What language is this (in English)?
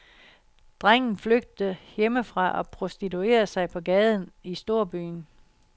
Danish